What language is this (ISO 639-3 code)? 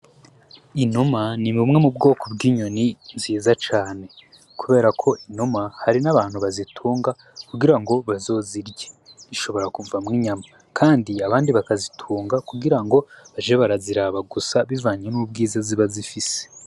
run